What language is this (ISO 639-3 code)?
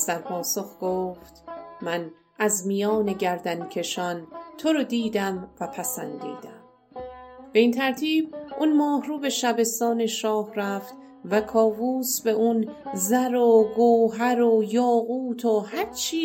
fas